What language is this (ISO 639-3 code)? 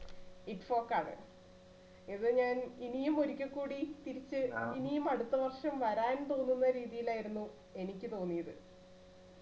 mal